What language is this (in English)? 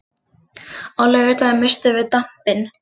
Icelandic